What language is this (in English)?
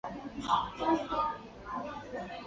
Chinese